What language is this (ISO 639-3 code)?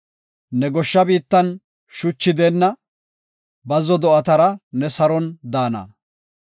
gof